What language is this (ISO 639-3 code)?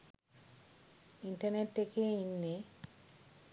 sin